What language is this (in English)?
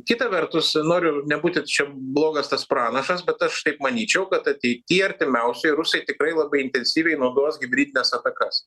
Lithuanian